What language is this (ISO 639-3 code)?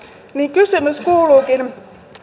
fin